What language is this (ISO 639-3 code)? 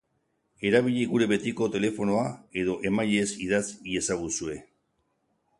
eus